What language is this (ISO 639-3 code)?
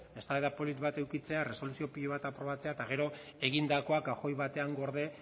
eus